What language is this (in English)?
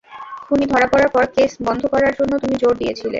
Bangla